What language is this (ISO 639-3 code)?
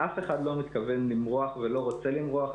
heb